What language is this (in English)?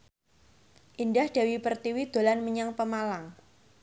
Javanese